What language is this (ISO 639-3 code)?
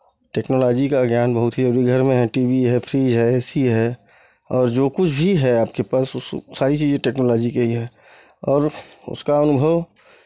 hin